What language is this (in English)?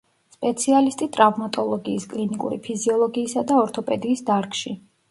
Georgian